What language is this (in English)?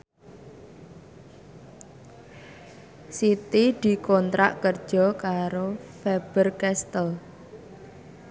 Javanese